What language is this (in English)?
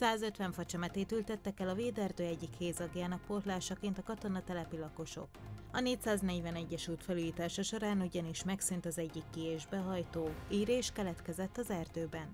Hungarian